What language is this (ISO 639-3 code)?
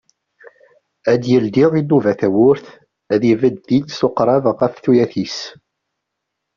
kab